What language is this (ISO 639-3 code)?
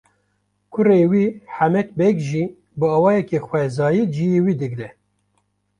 kur